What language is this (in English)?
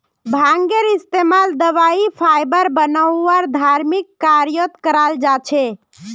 Magahi